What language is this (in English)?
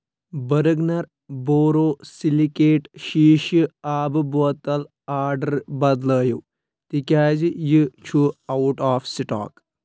Kashmiri